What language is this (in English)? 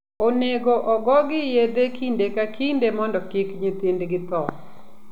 Luo (Kenya and Tanzania)